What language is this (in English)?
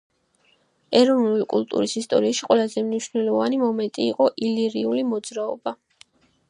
Georgian